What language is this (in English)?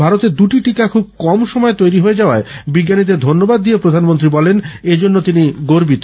Bangla